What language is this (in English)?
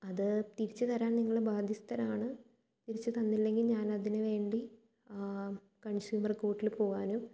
Malayalam